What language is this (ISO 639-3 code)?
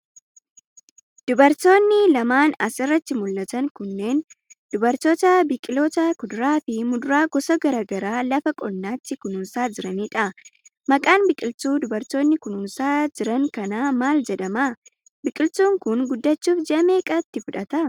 orm